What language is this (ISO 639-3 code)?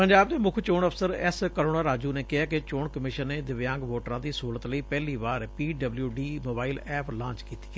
pan